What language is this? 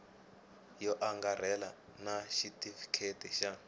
Tsonga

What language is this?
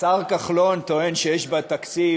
Hebrew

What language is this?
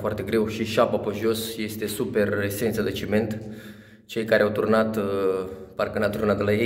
Romanian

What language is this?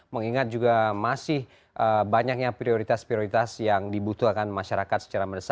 Indonesian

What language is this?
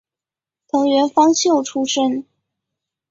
Chinese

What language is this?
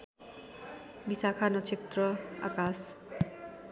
Nepali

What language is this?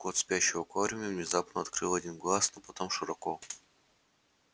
Russian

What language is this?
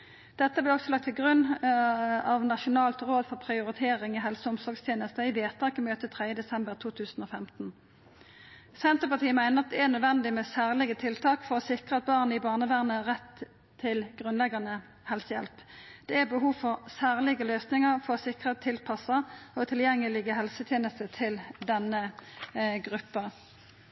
Norwegian Nynorsk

